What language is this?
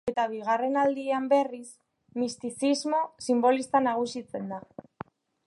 Basque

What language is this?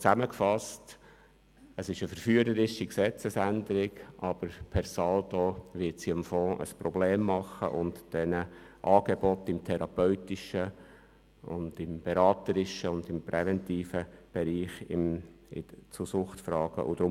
Swiss German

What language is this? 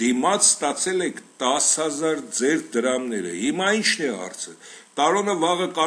Romanian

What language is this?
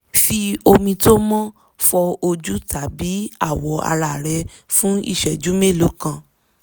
Yoruba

